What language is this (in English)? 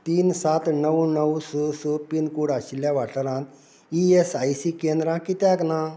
Konkani